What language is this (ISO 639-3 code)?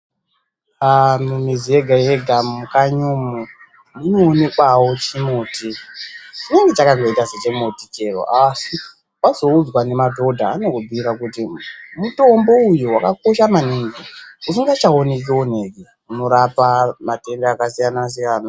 ndc